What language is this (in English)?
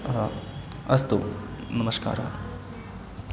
Sanskrit